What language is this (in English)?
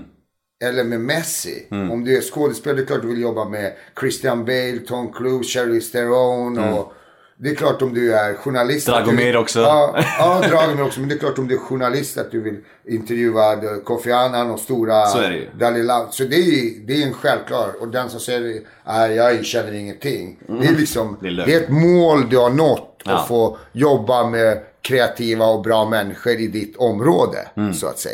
Swedish